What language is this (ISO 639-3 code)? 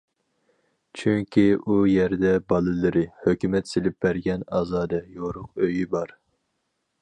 uig